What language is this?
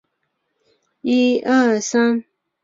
Chinese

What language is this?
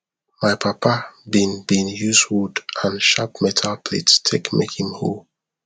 Nigerian Pidgin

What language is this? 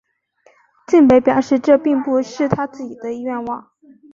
Chinese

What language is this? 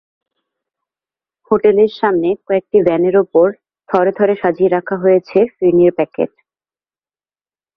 Bangla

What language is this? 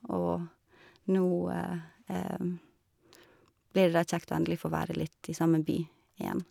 Norwegian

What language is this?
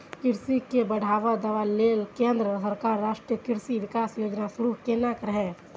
Maithili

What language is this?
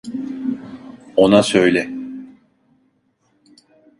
Turkish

